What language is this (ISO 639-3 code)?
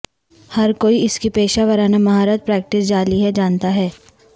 urd